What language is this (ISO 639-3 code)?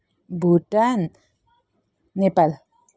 nep